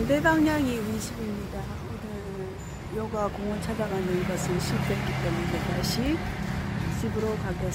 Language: Korean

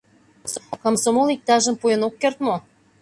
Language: Mari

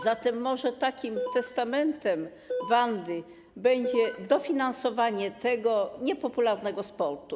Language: Polish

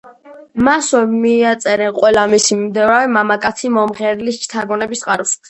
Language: Georgian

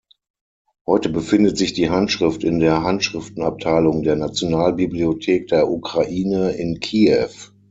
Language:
German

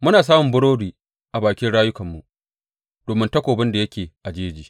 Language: Hausa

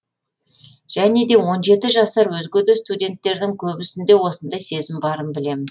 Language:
Kazakh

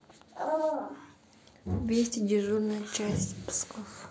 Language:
Russian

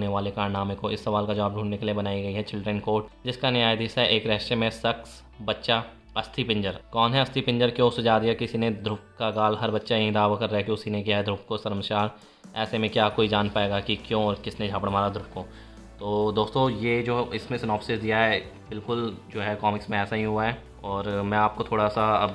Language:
Hindi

